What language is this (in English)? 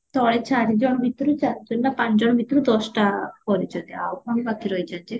Odia